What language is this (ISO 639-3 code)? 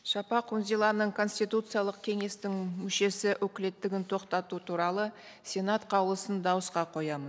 kaz